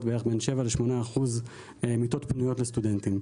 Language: Hebrew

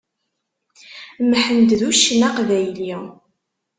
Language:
Kabyle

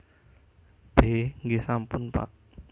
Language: Javanese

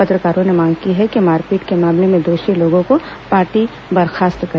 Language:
Hindi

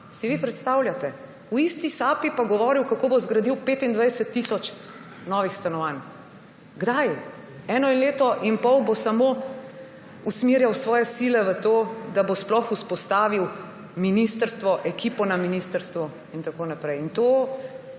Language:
Slovenian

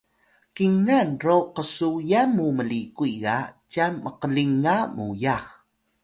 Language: Atayal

